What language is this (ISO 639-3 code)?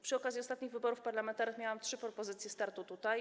pol